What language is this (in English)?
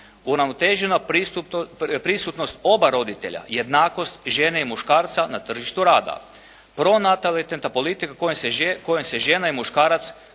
Croatian